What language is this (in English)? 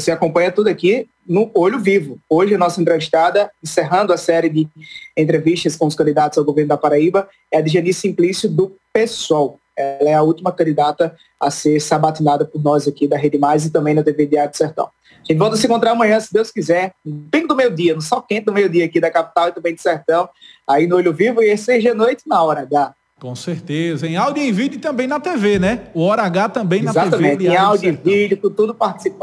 Portuguese